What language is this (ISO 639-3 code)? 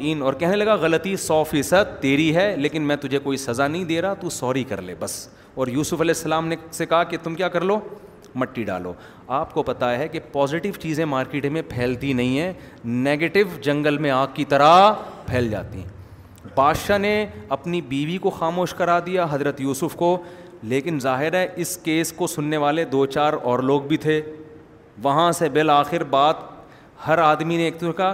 urd